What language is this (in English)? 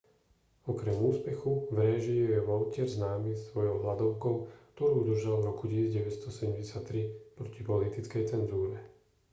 Slovak